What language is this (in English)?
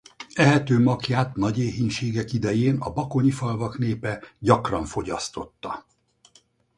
Hungarian